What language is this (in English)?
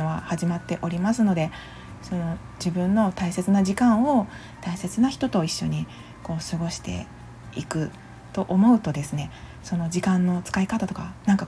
Japanese